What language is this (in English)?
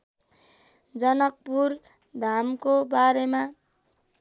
Nepali